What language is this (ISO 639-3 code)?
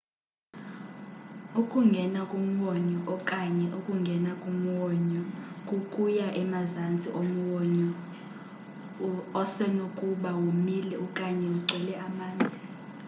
xho